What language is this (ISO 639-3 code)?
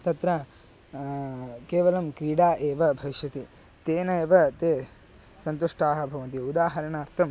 san